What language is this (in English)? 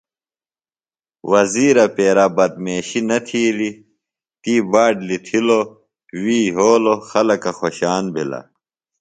Phalura